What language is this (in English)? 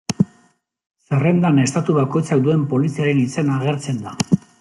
Basque